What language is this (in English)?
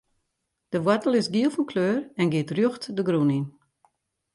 Western Frisian